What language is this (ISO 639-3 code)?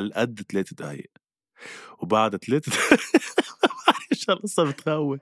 ara